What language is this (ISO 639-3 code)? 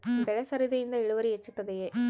kan